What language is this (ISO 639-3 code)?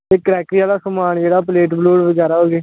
doi